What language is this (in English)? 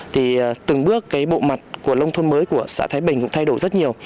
Vietnamese